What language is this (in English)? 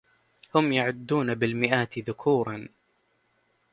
Arabic